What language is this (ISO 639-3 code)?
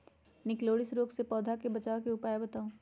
mag